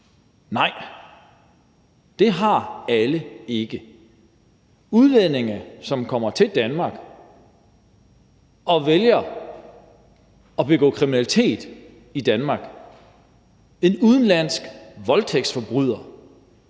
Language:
Danish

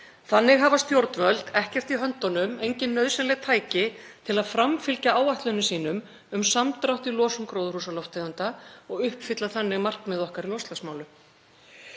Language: Icelandic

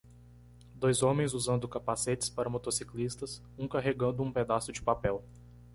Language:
Portuguese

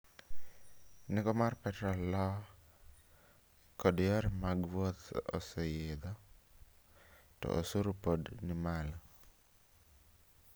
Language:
Luo (Kenya and Tanzania)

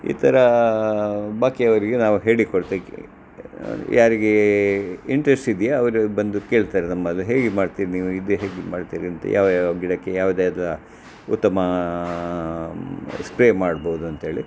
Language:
Kannada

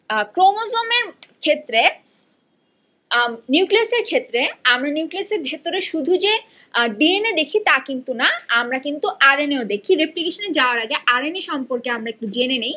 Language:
Bangla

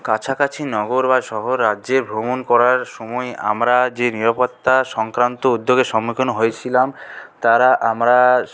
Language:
Bangla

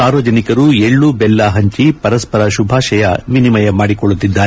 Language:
Kannada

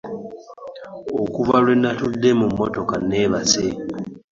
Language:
Ganda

